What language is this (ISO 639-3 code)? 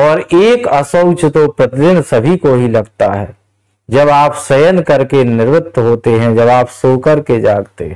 hin